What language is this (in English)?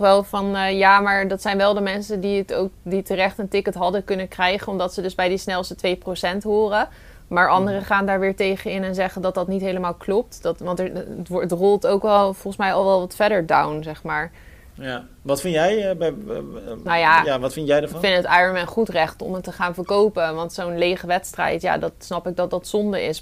Dutch